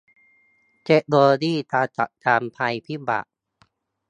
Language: Thai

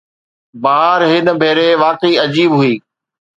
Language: Sindhi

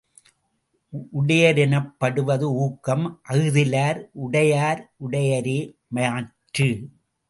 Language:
Tamil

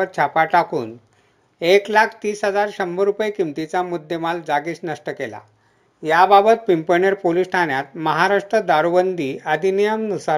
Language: Marathi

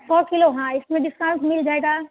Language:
Hindi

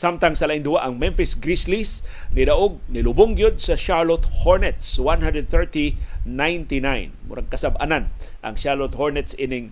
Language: Filipino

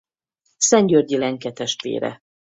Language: Hungarian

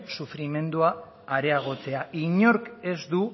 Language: Basque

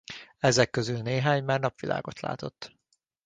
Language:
Hungarian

